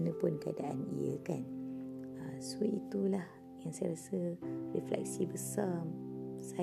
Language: Malay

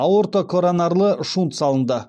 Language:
Kazakh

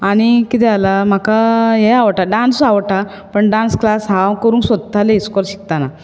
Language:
Konkani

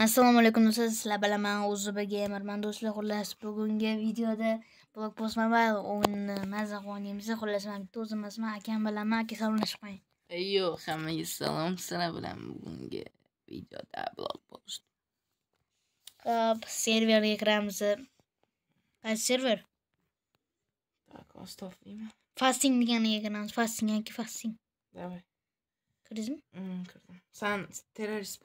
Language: Turkish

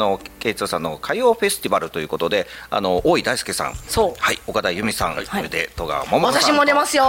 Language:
Japanese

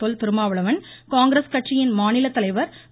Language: Tamil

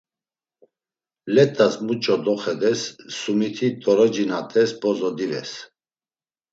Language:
Laz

